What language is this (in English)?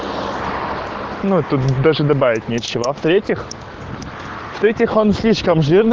Russian